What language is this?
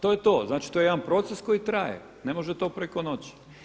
Croatian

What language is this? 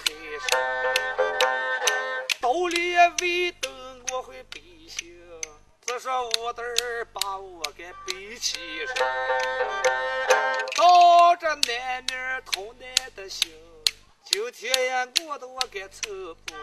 Chinese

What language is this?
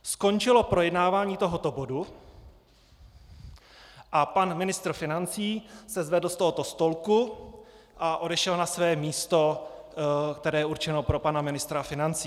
Czech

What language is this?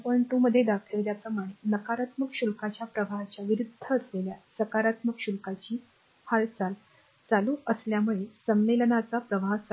Marathi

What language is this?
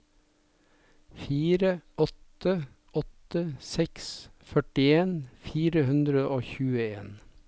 Norwegian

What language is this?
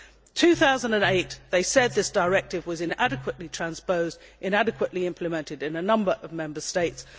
English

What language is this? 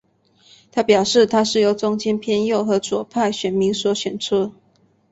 Chinese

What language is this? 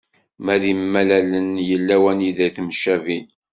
Kabyle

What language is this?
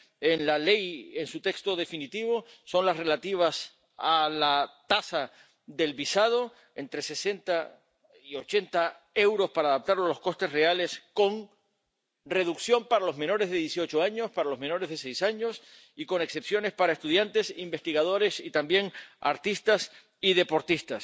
Spanish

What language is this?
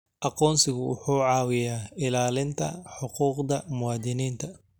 Somali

